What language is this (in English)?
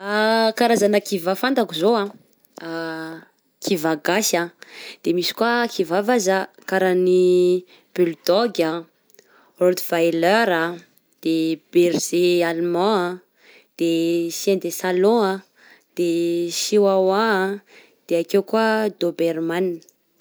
Southern Betsimisaraka Malagasy